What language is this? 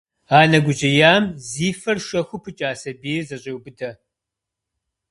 Kabardian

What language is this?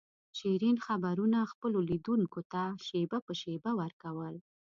Pashto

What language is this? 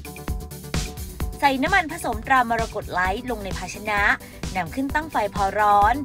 Thai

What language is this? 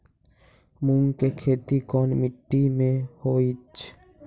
Magahi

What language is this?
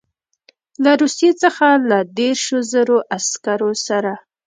Pashto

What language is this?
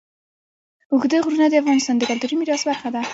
Pashto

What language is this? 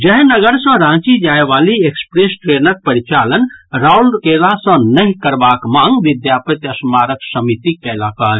Maithili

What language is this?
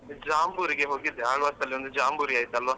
Kannada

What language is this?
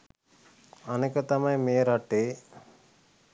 Sinhala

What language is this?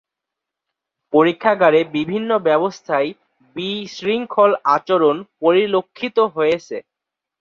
Bangla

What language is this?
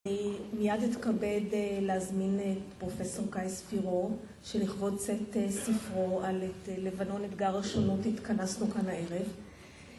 Hebrew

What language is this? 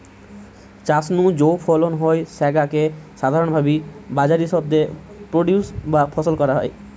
Bangla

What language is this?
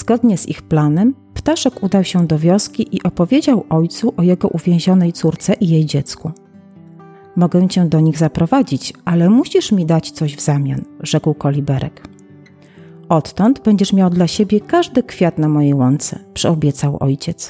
Polish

